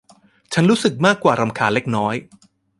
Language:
Thai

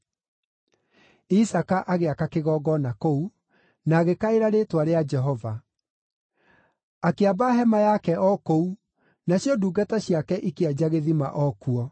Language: Kikuyu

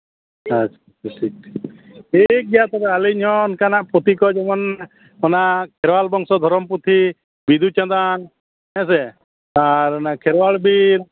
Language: Santali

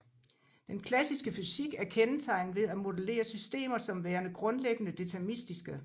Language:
Danish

